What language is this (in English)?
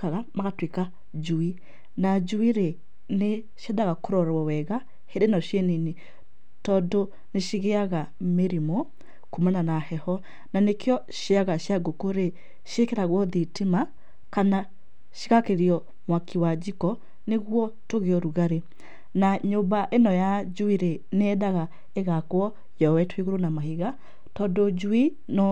Kikuyu